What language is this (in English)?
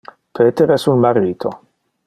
Interlingua